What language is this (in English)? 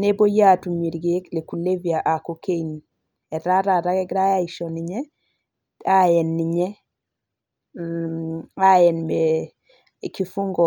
Masai